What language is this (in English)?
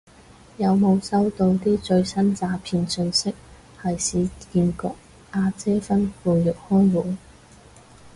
Cantonese